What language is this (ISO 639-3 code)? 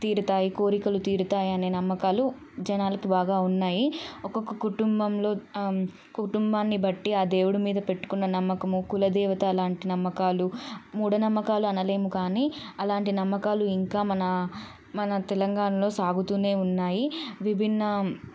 tel